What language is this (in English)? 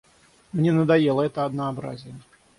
Russian